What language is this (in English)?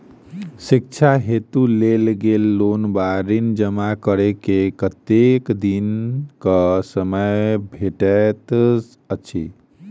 Maithili